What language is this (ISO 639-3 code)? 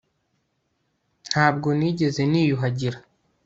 kin